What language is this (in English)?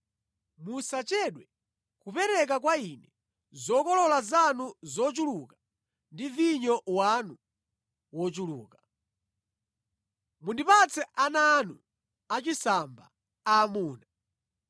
Nyanja